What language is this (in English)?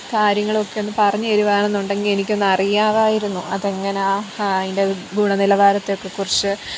Malayalam